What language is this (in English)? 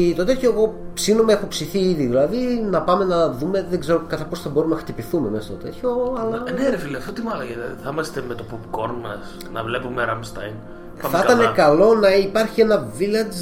Greek